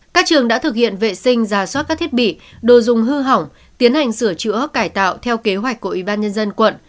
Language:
Vietnamese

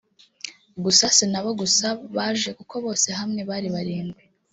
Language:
Kinyarwanda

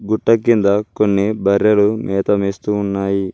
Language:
Telugu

